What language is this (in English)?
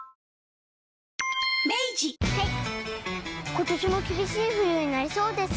Japanese